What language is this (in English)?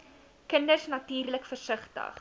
Afrikaans